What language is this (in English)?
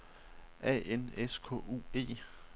Danish